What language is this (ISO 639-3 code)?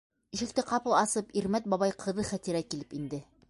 bak